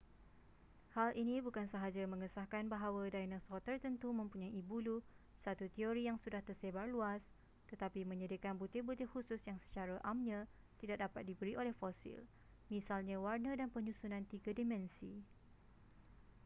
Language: Malay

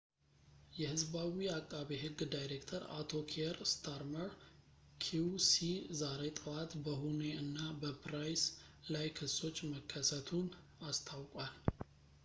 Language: Amharic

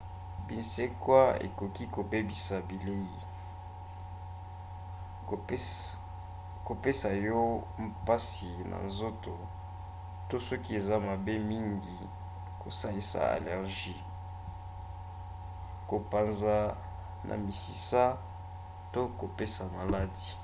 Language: Lingala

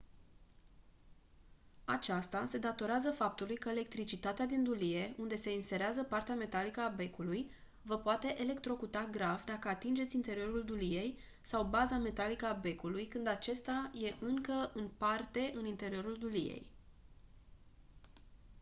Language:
Romanian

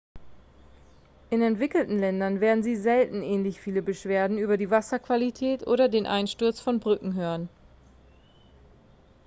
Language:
German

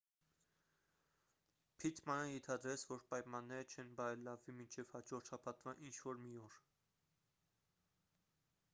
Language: Armenian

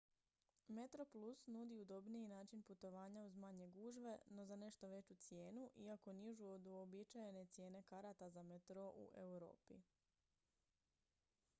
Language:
Croatian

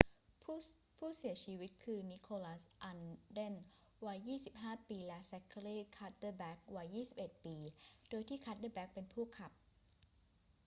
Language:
Thai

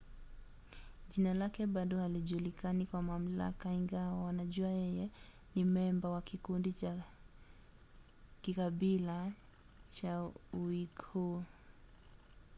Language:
Swahili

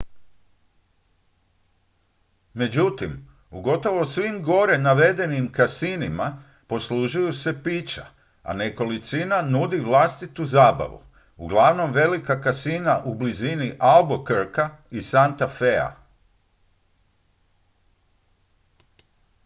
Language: Croatian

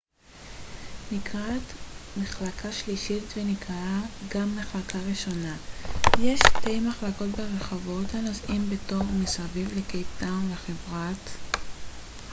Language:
Hebrew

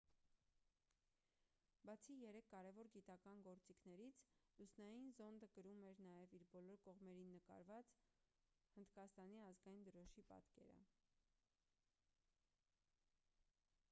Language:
Armenian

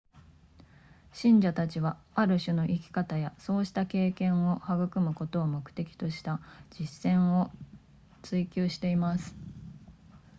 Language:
Japanese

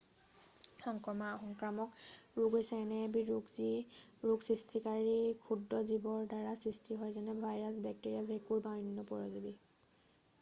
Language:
Assamese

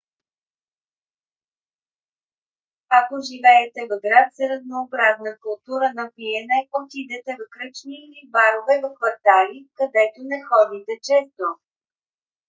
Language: Bulgarian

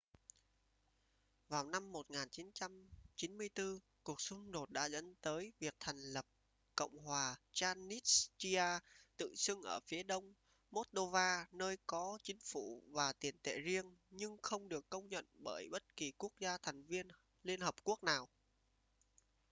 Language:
Vietnamese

